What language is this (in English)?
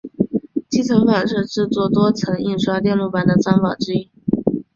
Chinese